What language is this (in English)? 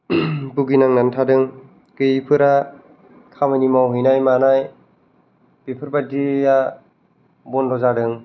Bodo